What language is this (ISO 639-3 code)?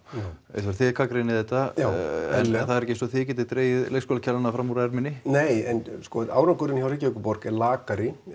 isl